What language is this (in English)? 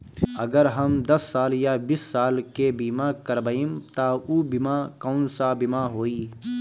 Bhojpuri